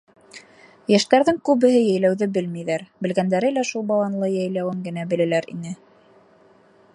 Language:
Bashkir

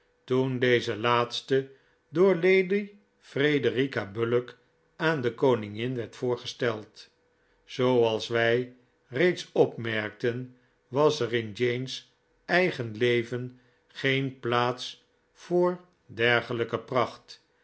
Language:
Dutch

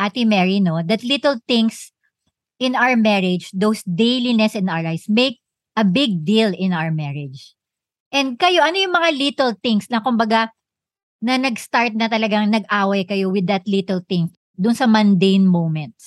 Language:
Filipino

